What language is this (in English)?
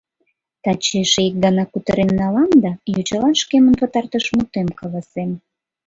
Mari